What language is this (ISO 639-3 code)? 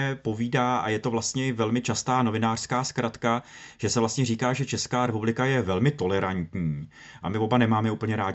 ces